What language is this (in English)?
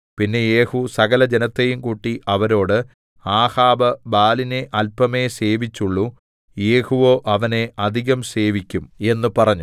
Malayalam